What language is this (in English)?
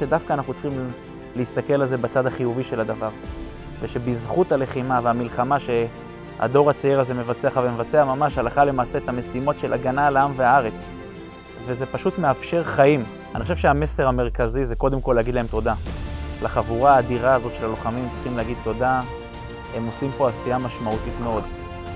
Hebrew